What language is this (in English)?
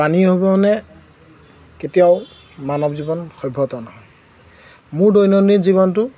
Assamese